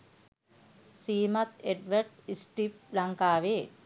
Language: Sinhala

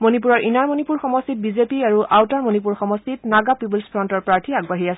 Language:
Assamese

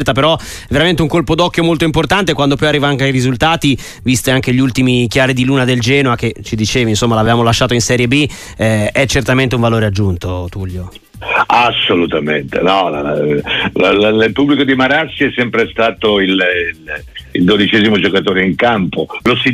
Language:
Italian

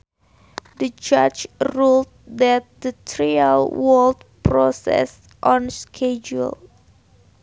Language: Sundanese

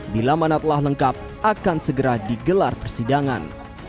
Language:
Indonesian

